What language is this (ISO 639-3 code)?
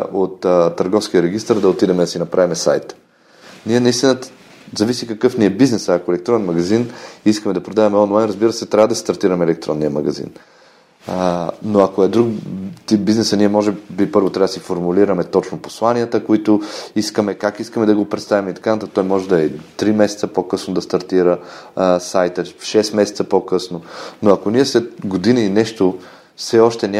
bul